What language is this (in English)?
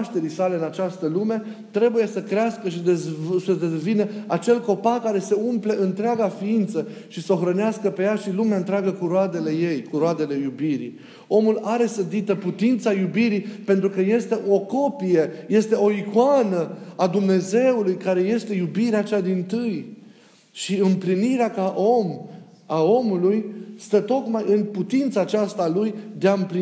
Romanian